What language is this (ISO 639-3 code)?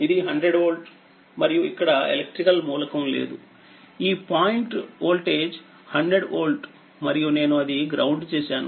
tel